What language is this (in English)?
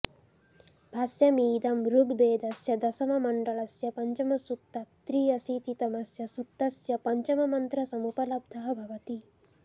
Sanskrit